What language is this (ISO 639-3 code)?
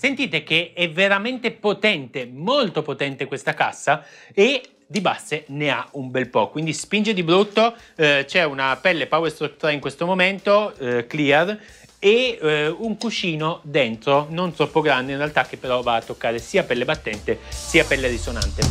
ita